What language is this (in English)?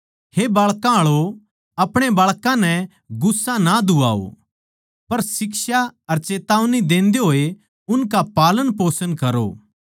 Haryanvi